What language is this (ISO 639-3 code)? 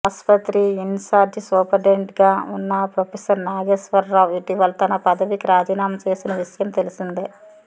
tel